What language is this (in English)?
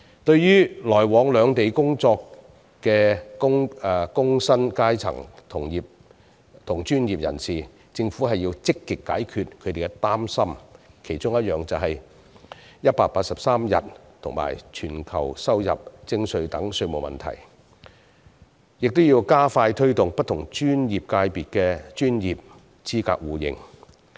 Cantonese